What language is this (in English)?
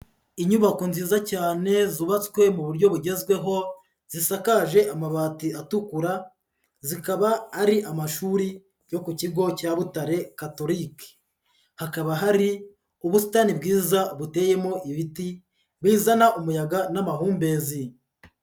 Kinyarwanda